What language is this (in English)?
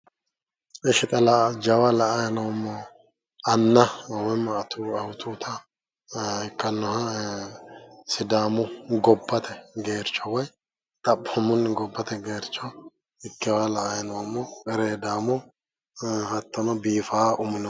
Sidamo